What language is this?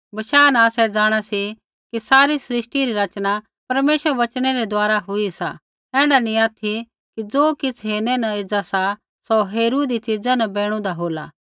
Kullu Pahari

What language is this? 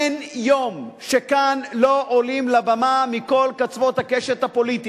Hebrew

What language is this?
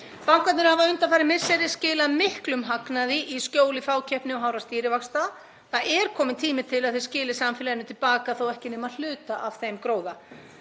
Icelandic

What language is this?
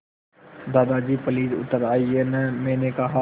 Hindi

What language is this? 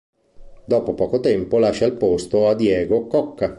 Italian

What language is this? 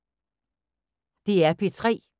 Danish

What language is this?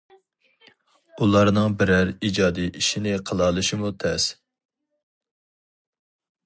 Uyghur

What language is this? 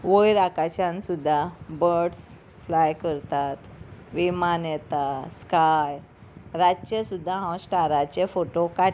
Konkani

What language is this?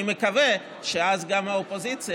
Hebrew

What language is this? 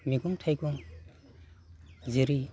Bodo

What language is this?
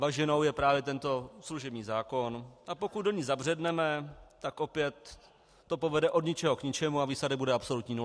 Czech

